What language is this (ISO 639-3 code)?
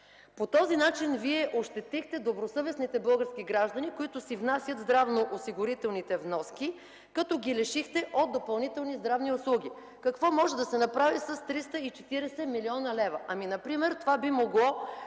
bul